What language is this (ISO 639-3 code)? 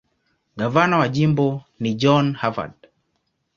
swa